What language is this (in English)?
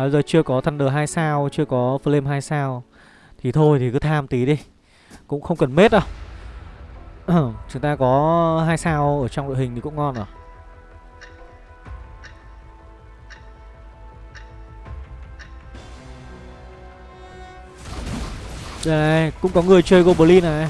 Vietnamese